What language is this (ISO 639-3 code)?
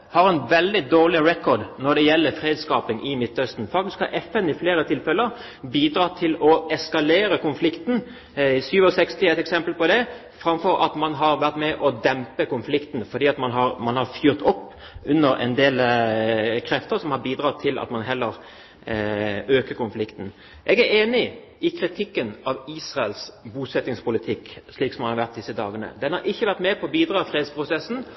nob